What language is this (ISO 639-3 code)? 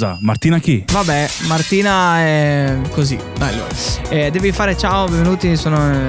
ita